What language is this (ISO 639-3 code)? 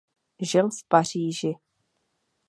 ces